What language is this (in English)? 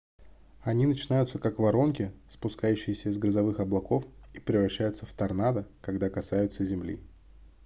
Russian